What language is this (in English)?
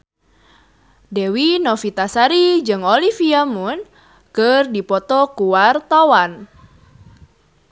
Sundanese